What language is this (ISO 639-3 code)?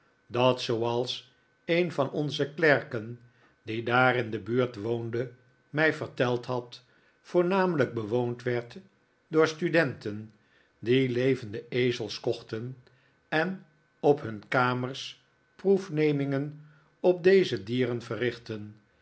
nld